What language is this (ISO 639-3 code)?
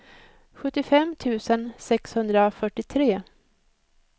swe